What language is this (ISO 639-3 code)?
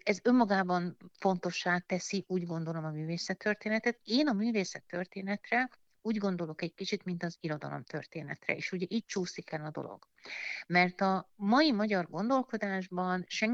hun